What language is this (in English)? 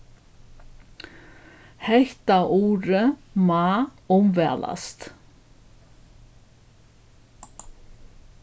Faroese